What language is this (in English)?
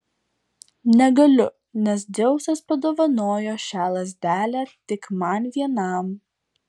Lithuanian